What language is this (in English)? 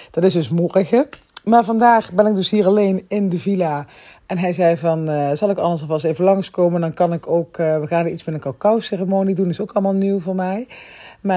Dutch